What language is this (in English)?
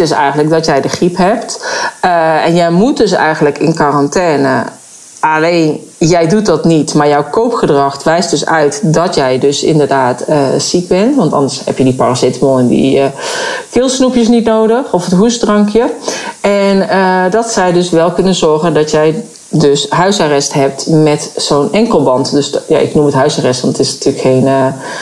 Dutch